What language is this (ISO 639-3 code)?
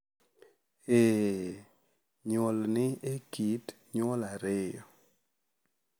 luo